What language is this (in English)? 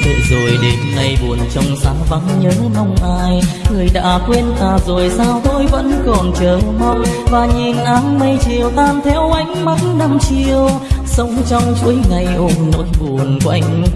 Vietnamese